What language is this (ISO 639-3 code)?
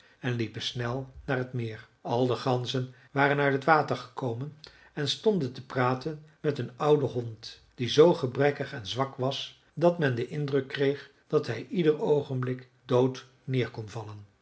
nld